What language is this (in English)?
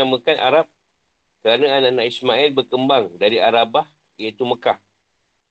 Malay